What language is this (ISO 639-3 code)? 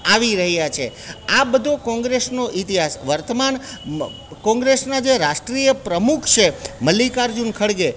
guj